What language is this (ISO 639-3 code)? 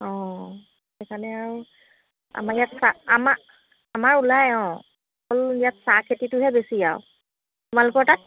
asm